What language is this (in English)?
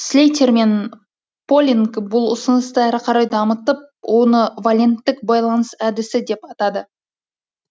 Kazakh